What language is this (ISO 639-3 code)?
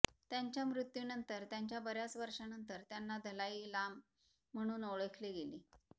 mar